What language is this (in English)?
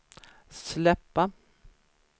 Swedish